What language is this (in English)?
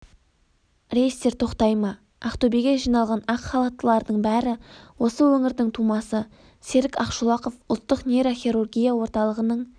Kazakh